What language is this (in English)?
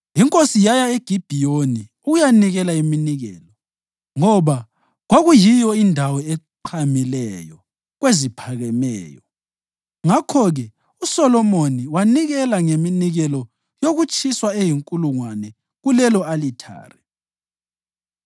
North Ndebele